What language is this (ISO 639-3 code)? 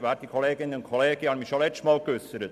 gsw